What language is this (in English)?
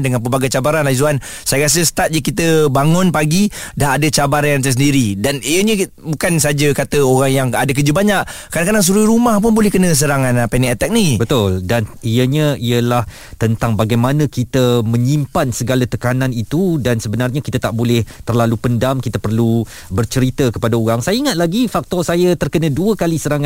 Malay